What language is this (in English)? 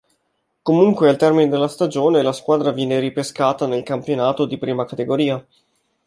Italian